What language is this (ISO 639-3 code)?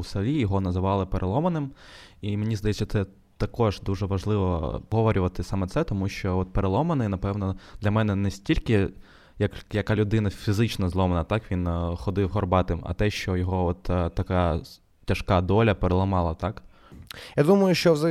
ukr